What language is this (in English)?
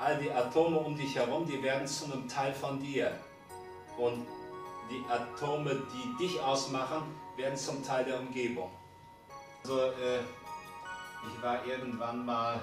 German